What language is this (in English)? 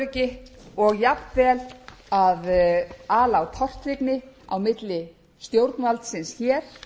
Icelandic